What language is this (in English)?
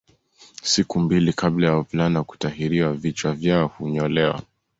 Swahili